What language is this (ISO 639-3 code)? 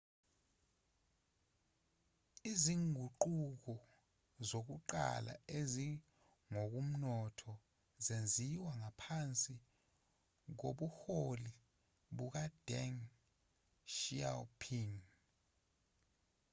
zul